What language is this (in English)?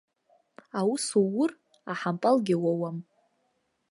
Abkhazian